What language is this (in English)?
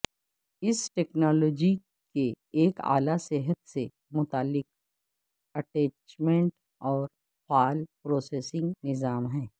Urdu